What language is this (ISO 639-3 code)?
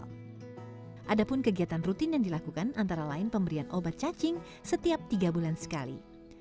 ind